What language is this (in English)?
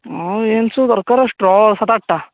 Odia